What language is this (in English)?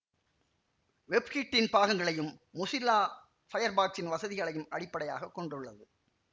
Tamil